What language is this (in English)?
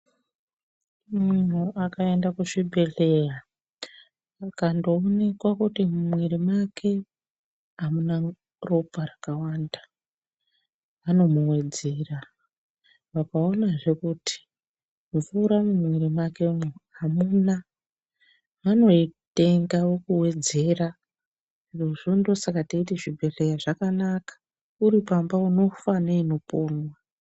Ndau